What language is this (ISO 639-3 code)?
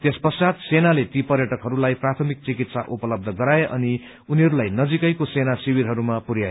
nep